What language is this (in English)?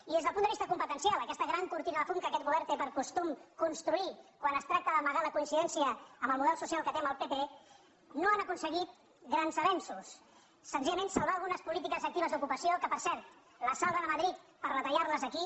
Catalan